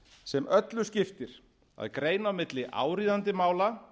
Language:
Icelandic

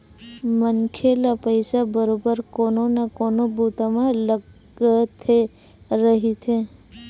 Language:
Chhattisgarhi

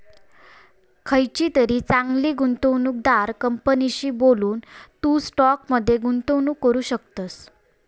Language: Marathi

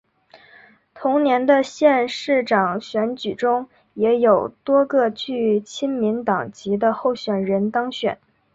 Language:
Chinese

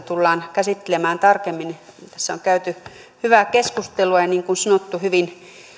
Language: Finnish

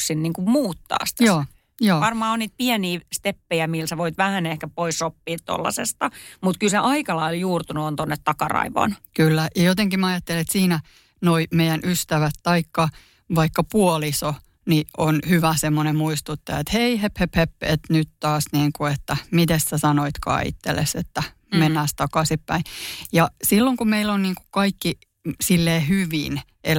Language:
Finnish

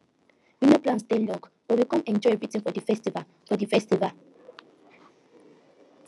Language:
Nigerian Pidgin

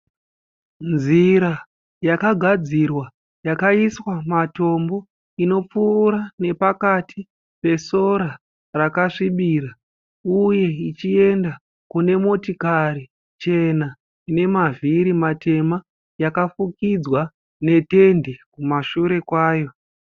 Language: Shona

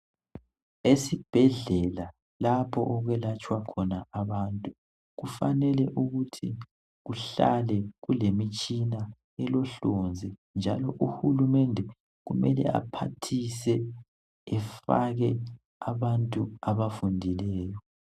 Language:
North Ndebele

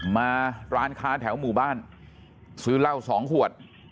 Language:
Thai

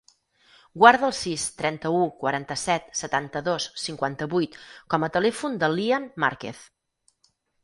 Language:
Catalan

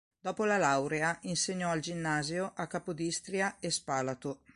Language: Italian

